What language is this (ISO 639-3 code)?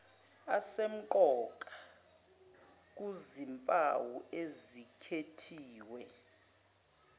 zul